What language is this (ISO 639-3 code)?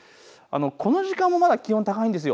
jpn